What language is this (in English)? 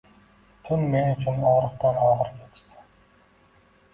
Uzbek